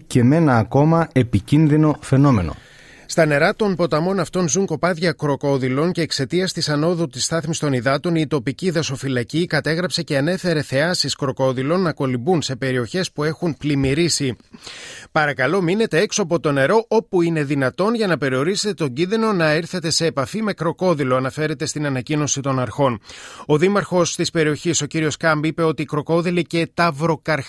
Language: Greek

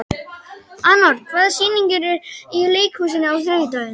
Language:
Icelandic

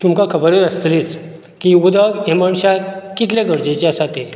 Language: Konkani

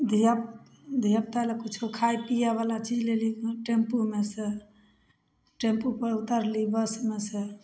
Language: Maithili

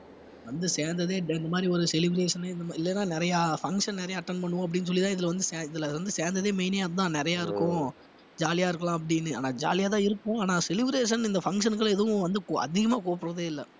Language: Tamil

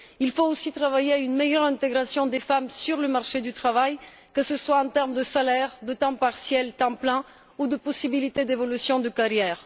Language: French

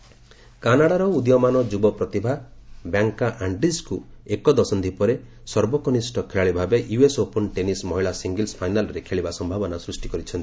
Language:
Odia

